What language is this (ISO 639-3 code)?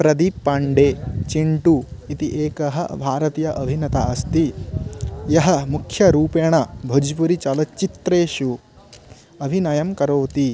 san